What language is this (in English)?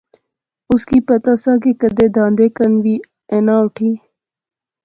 Pahari-Potwari